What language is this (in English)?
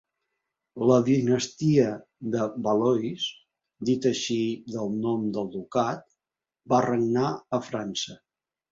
Catalan